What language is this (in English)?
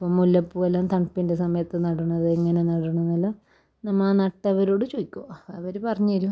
Malayalam